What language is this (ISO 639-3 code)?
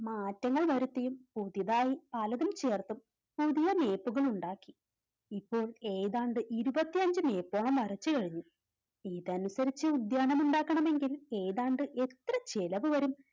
mal